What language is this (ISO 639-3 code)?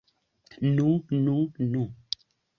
epo